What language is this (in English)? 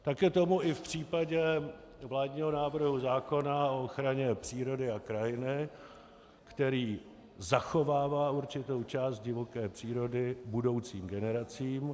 Czech